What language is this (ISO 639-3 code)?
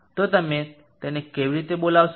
guj